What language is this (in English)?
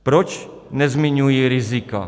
Czech